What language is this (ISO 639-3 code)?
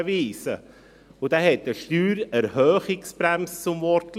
gsw